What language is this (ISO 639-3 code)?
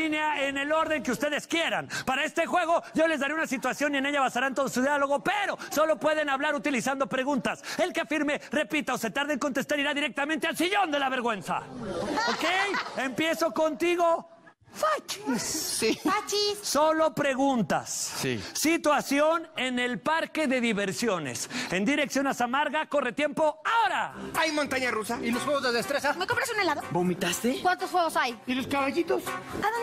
spa